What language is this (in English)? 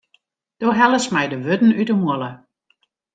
Western Frisian